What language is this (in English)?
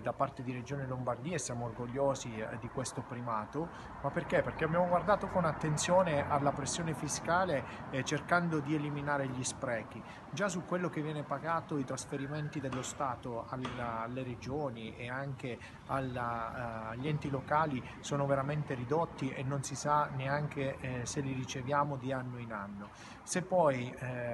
Italian